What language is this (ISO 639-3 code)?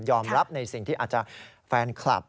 tha